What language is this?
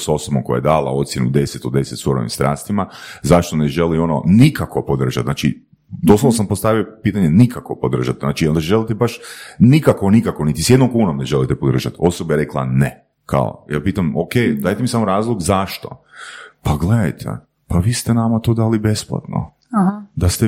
Croatian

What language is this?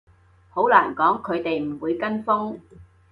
Cantonese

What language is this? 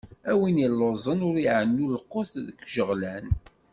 Kabyle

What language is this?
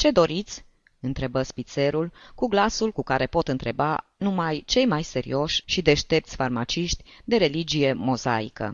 Romanian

